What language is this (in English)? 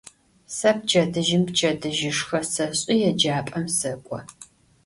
Adyghe